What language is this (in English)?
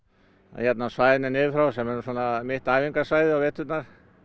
Icelandic